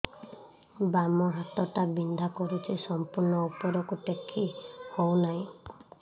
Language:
Odia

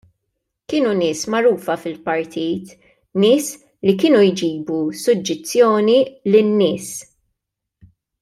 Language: Maltese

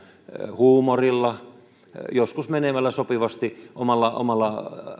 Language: Finnish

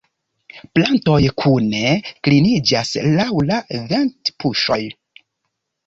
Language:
Esperanto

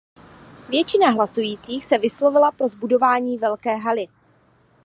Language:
Czech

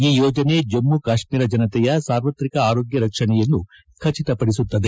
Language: Kannada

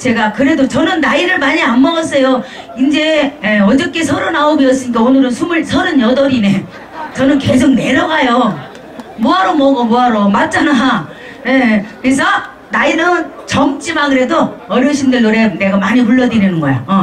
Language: Korean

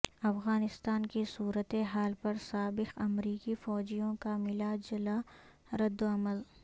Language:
Urdu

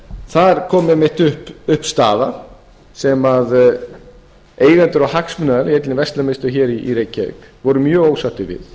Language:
Icelandic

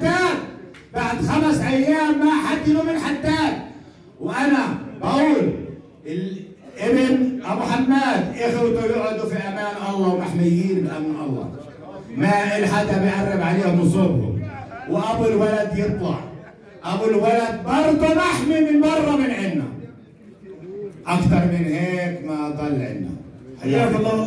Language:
Arabic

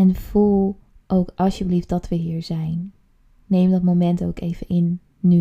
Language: Dutch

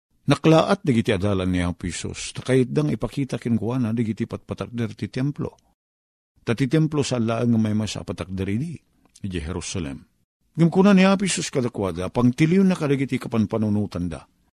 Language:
Filipino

